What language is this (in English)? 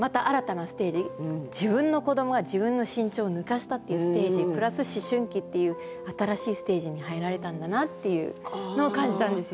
Japanese